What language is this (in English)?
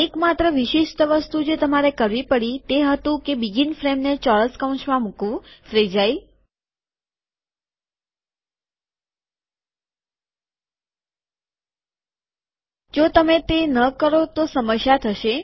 Gujarati